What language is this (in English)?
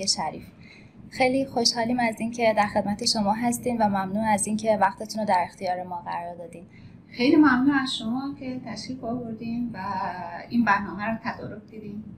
Persian